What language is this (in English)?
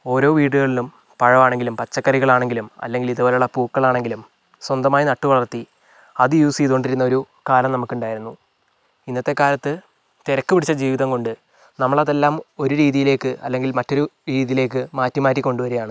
Malayalam